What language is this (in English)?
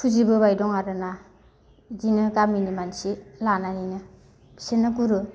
Bodo